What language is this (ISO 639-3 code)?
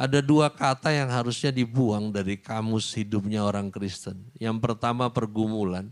ind